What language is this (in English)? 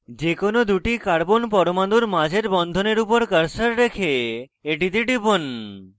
Bangla